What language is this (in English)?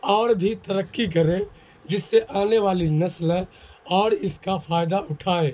Urdu